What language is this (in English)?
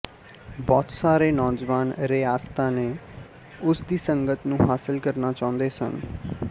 Punjabi